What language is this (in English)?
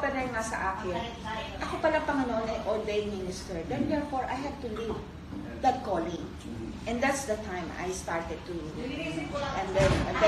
Filipino